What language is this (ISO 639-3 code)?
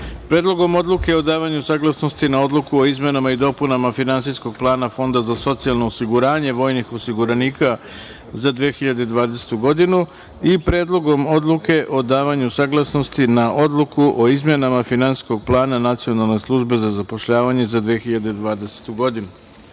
srp